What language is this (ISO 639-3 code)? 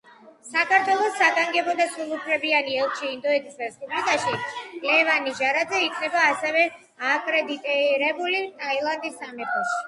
kat